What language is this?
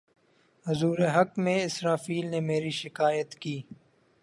Urdu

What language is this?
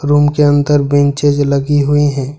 Hindi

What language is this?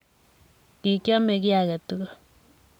Kalenjin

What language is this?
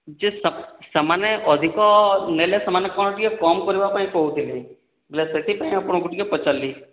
Odia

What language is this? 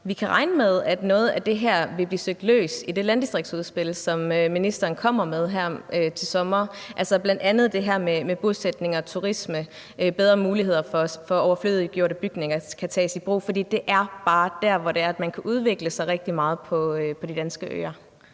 Danish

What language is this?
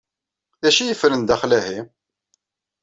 Kabyle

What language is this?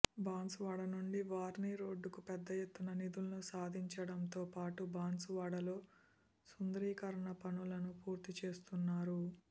Telugu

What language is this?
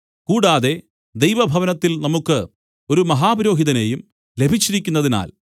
Malayalam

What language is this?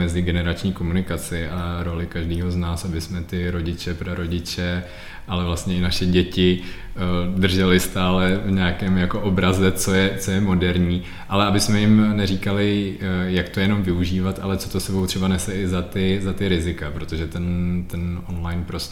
Czech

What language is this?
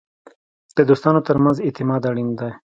Pashto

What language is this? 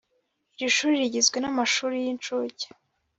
Kinyarwanda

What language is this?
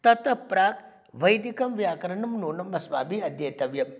Sanskrit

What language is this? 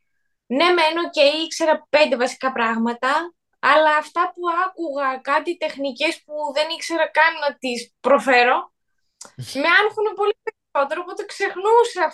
Greek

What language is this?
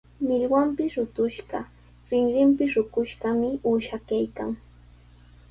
Sihuas Ancash Quechua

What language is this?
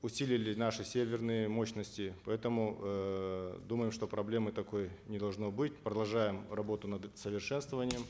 Kazakh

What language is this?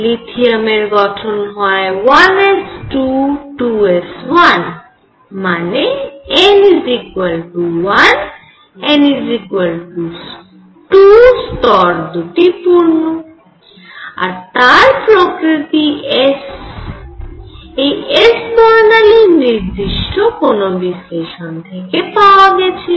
Bangla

